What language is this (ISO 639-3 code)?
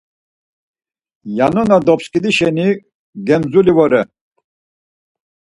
lzz